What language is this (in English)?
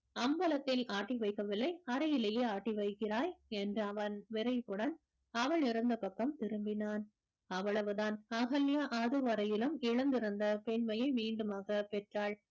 Tamil